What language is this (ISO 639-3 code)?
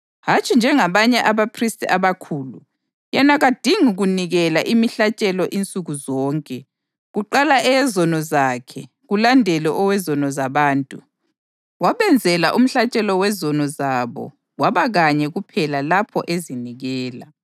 nde